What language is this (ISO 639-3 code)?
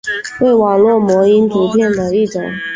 zho